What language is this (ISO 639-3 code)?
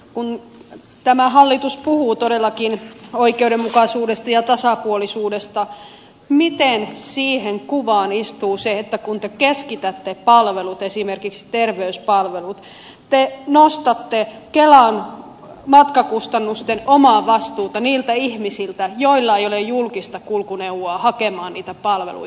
fin